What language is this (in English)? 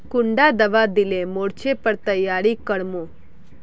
Magahi